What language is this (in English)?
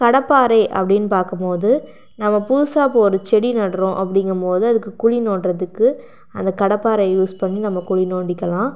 Tamil